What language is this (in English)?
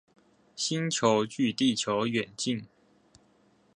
Chinese